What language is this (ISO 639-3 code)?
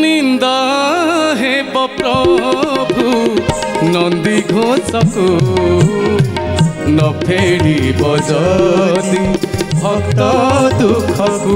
hin